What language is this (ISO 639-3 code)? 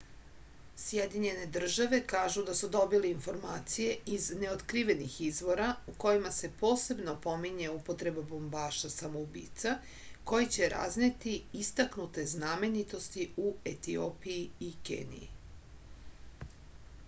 srp